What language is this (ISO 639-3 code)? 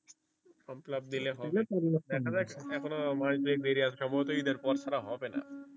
ben